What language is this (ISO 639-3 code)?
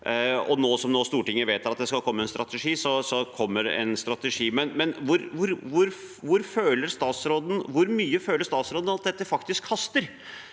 nor